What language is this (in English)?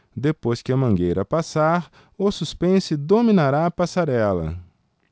Portuguese